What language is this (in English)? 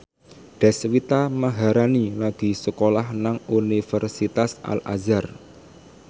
Javanese